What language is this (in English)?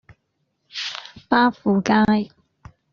Cantonese